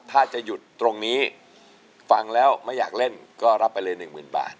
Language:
Thai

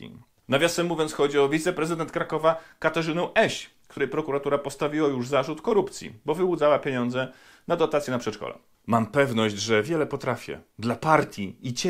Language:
Polish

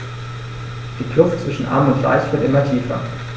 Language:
German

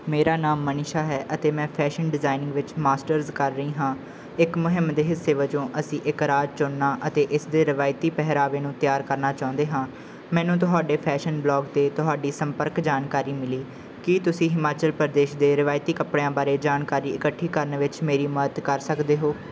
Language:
Punjabi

